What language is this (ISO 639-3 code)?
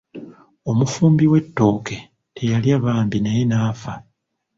lug